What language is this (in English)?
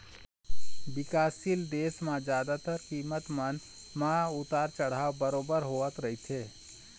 Chhattisgarhi